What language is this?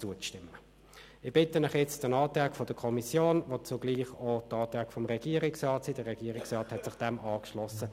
Swiss German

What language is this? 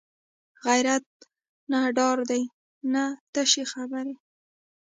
Pashto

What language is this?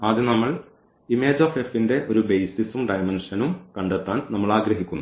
Malayalam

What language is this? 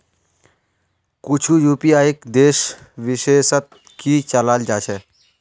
Magahi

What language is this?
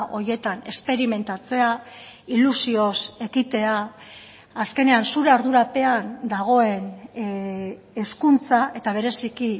Basque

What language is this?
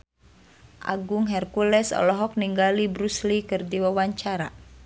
Sundanese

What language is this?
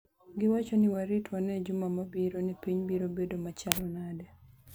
Luo (Kenya and Tanzania)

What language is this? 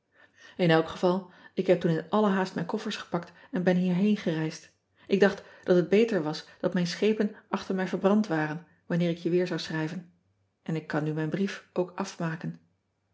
Dutch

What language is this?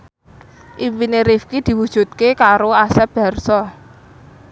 Javanese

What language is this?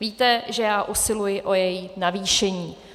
Czech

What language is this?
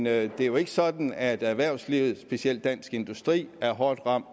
Danish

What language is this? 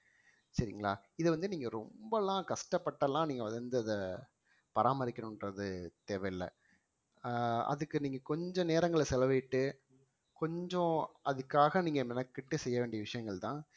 Tamil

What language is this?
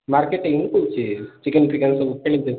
Odia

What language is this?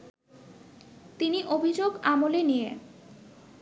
Bangla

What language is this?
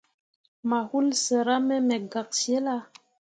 Mundang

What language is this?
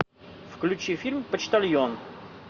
Russian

